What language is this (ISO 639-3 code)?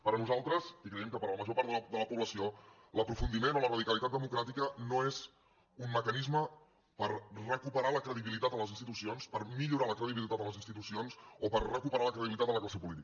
cat